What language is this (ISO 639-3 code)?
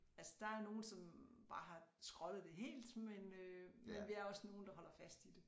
dan